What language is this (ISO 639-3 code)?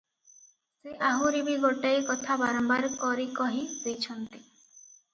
ori